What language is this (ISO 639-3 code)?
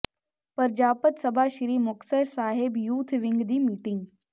pan